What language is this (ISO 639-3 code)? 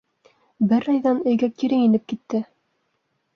bak